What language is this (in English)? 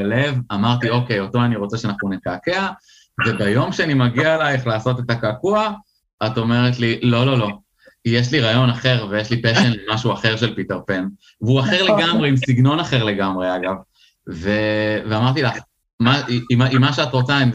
Hebrew